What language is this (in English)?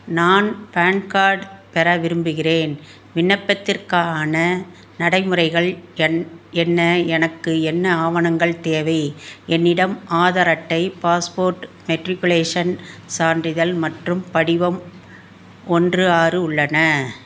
Tamil